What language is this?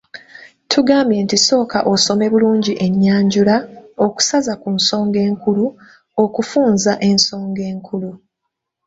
Ganda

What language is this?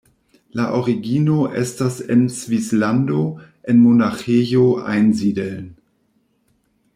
Esperanto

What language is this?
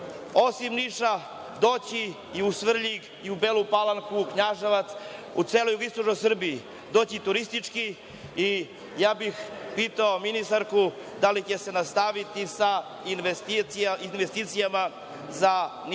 Serbian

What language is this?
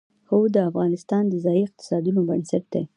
Pashto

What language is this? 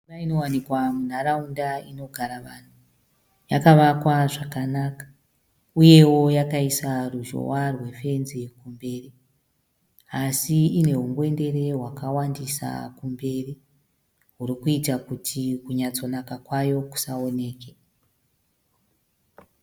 Shona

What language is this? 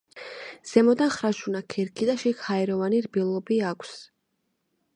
Georgian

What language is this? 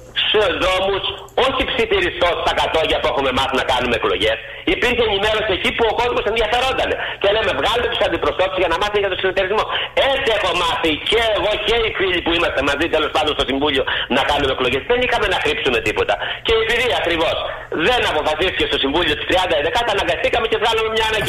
Greek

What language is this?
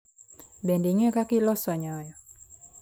Luo (Kenya and Tanzania)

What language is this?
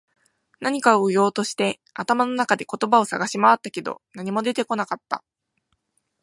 Japanese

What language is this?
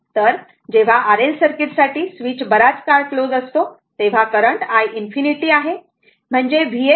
Marathi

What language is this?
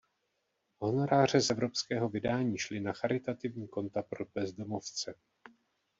Czech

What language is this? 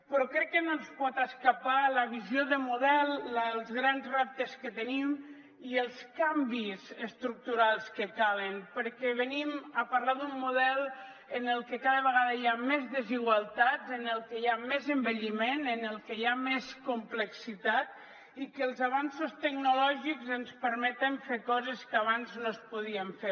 Catalan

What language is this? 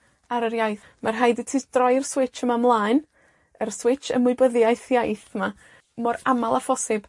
Welsh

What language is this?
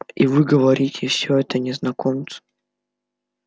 Russian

